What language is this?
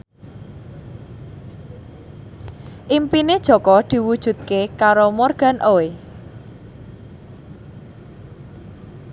Javanese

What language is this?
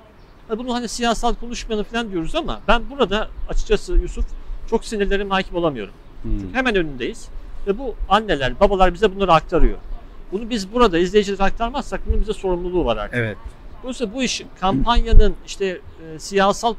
Turkish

